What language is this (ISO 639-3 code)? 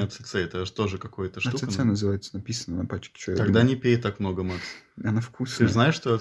rus